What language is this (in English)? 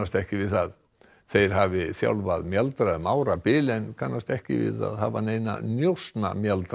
Icelandic